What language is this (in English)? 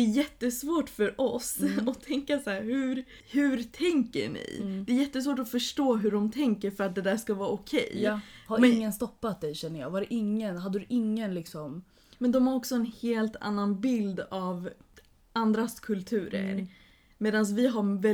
Swedish